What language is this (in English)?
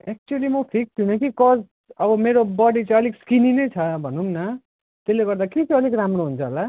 Nepali